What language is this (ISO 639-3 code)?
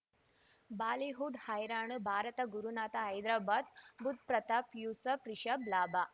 kan